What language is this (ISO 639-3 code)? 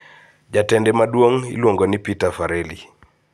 luo